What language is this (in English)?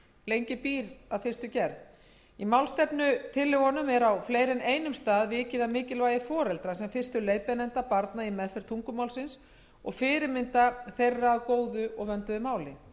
Icelandic